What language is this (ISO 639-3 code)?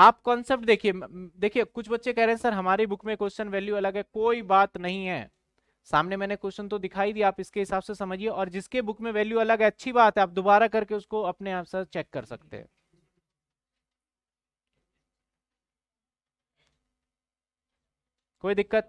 hin